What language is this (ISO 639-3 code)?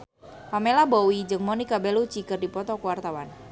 sun